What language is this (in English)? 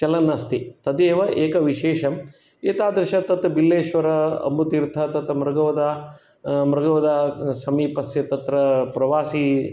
Sanskrit